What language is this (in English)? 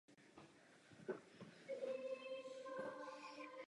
Czech